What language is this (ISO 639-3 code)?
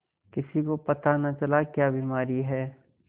hin